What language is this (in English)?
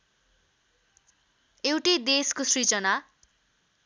Nepali